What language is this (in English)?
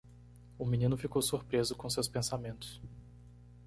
Portuguese